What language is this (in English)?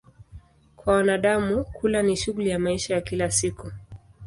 Swahili